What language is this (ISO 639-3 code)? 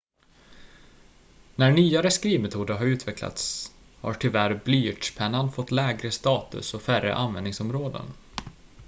swe